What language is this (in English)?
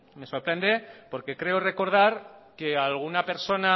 Spanish